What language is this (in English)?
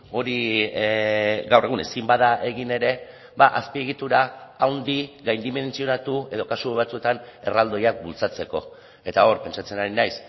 Basque